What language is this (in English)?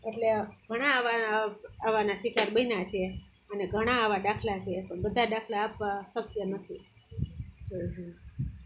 Gujarati